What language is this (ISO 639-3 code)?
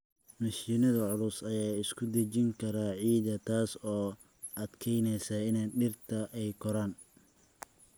som